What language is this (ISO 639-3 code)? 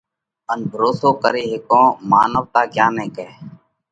kvx